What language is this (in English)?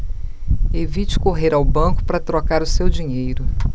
Portuguese